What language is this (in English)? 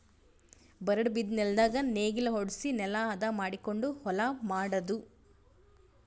Kannada